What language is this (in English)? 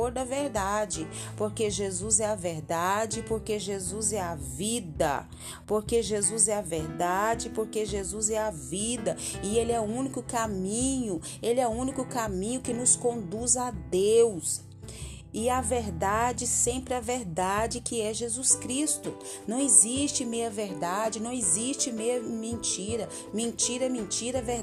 Portuguese